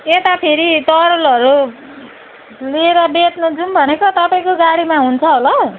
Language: Nepali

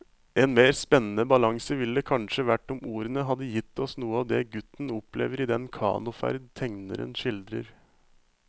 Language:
Norwegian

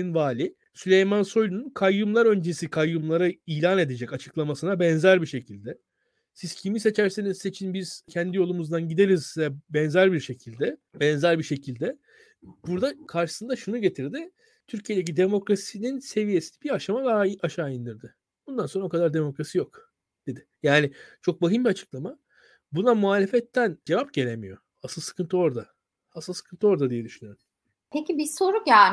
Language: Turkish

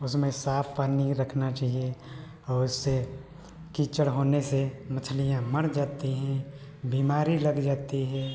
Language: Hindi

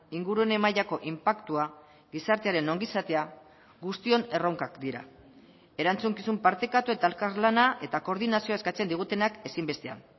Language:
Basque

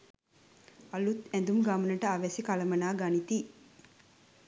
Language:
Sinhala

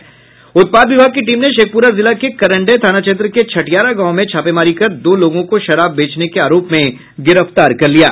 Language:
Hindi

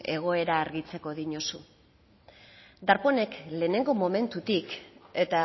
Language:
Basque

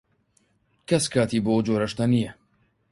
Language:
Central Kurdish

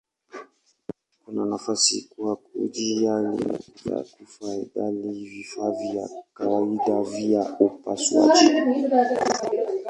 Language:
Swahili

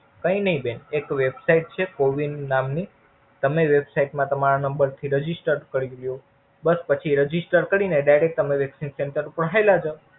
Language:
Gujarati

